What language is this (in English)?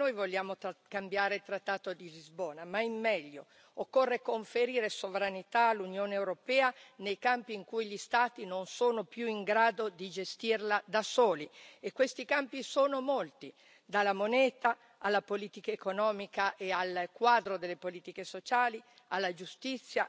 Italian